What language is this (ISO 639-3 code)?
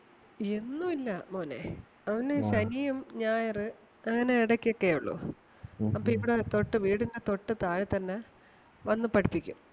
mal